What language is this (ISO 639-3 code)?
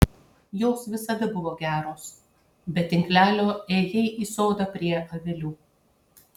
lit